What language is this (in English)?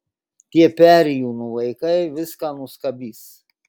Lithuanian